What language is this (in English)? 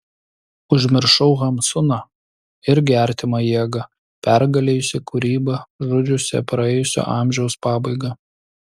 Lithuanian